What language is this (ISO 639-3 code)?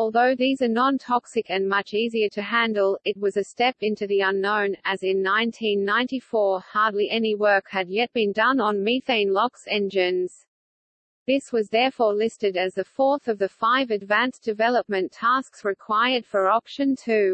eng